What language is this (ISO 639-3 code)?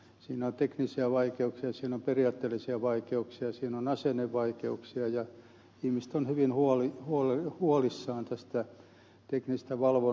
fin